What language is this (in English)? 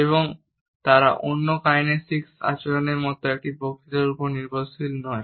Bangla